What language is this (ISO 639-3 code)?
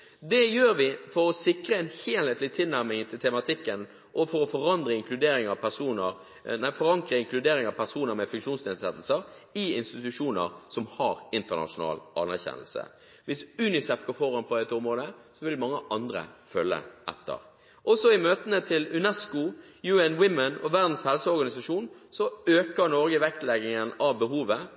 nob